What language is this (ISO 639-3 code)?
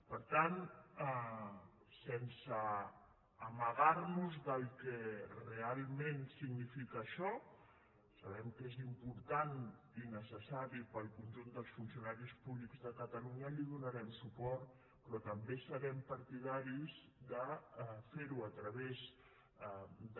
cat